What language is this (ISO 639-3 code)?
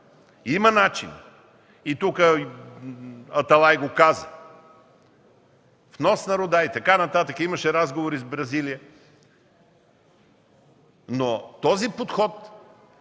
bul